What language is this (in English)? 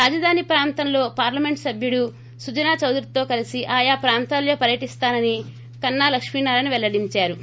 Telugu